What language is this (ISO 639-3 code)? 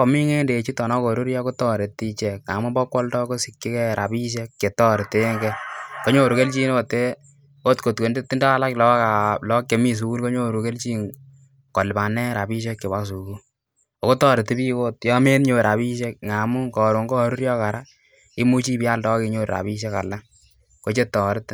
kln